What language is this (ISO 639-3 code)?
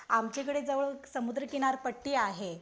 mar